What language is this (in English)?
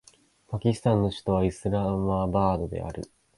Japanese